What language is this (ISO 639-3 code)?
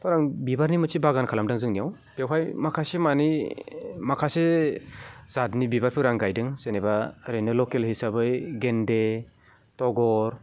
brx